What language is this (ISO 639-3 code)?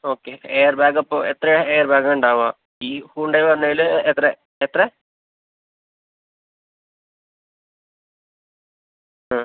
mal